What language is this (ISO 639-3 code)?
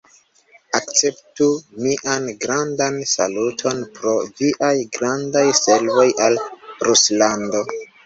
epo